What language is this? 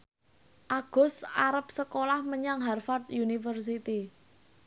Javanese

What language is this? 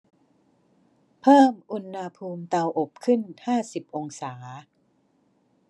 Thai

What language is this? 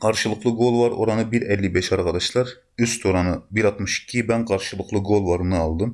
Turkish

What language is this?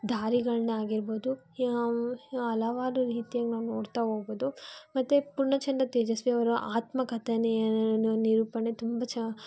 Kannada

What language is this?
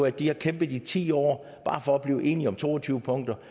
Danish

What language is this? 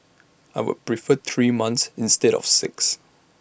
English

